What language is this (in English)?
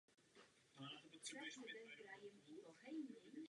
Czech